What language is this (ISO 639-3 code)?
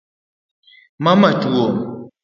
luo